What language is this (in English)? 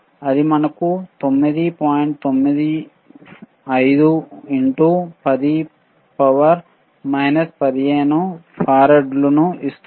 Telugu